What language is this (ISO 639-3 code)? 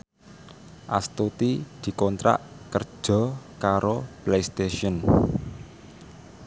jav